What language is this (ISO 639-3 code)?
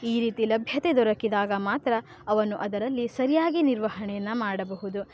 kan